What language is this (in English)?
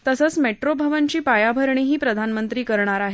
Marathi